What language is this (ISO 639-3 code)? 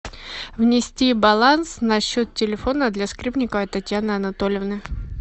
rus